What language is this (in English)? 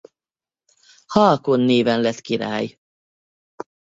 Hungarian